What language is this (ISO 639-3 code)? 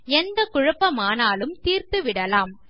tam